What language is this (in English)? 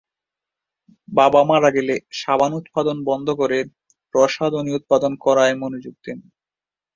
Bangla